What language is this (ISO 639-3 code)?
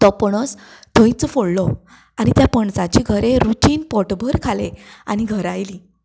kok